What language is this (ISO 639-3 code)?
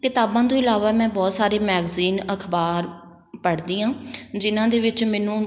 pan